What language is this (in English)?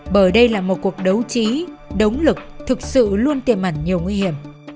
Vietnamese